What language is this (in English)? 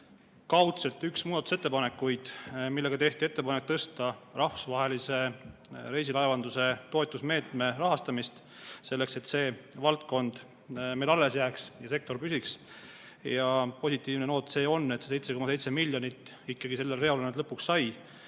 Estonian